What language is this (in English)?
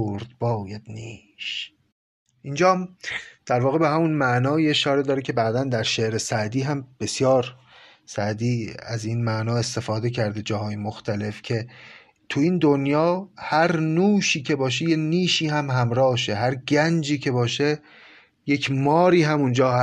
Persian